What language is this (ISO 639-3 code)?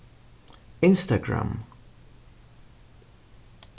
fao